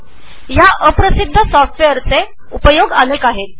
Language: Marathi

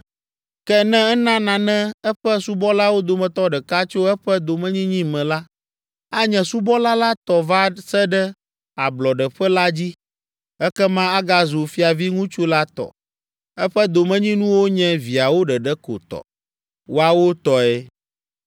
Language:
Ewe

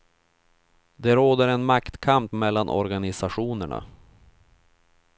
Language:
Swedish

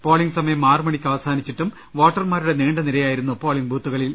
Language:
Malayalam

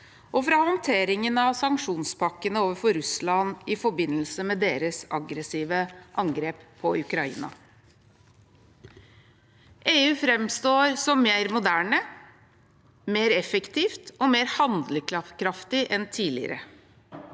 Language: Norwegian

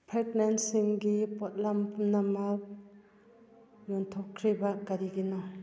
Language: Manipuri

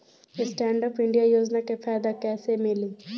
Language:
Bhojpuri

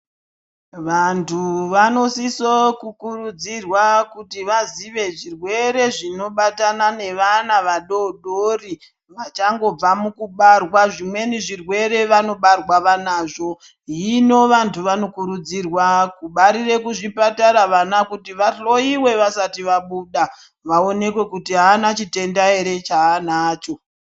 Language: Ndau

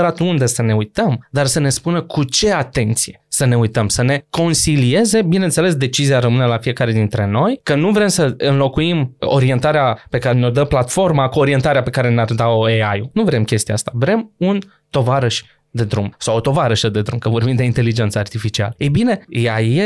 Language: Romanian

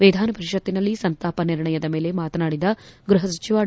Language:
Kannada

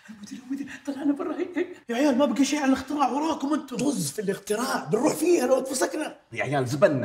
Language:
Arabic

